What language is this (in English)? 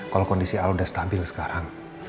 Indonesian